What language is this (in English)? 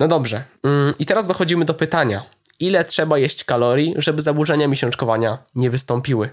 Polish